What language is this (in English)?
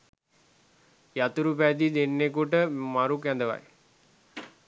Sinhala